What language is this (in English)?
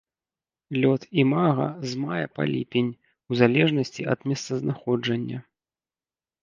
Belarusian